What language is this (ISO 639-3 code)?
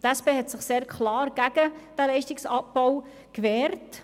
gsw